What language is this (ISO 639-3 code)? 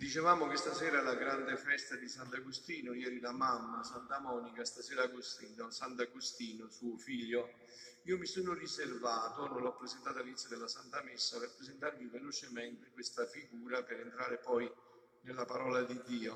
ita